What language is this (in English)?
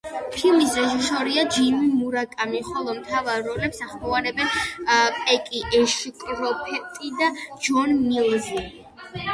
Georgian